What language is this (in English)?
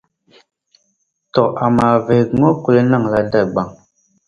Dagbani